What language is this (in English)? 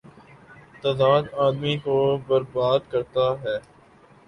Urdu